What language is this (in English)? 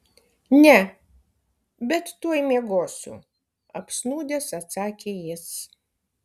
Lithuanian